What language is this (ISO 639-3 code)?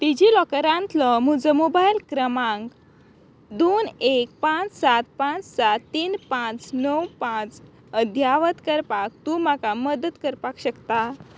kok